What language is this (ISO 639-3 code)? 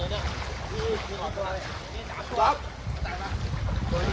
tha